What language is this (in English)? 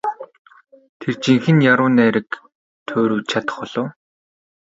Mongolian